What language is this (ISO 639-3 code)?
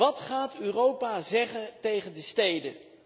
nld